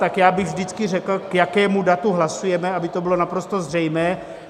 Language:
Czech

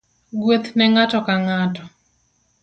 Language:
Luo (Kenya and Tanzania)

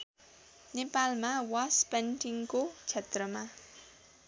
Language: Nepali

